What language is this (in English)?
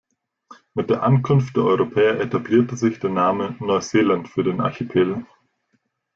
German